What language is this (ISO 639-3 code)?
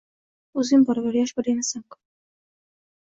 uzb